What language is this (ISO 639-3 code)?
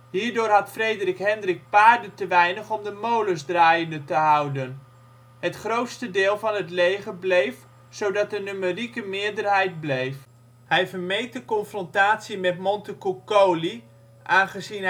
nld